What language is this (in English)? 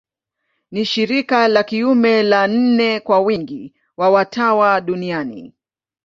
Swahili